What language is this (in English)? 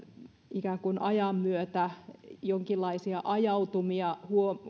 Finnish